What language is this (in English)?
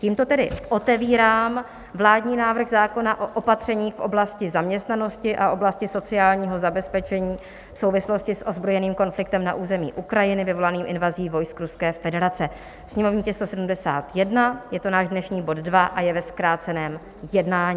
Czech